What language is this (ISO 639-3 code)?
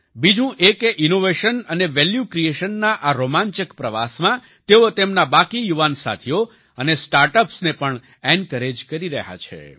guj